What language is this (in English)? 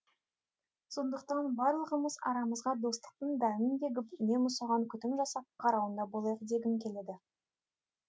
Kazakh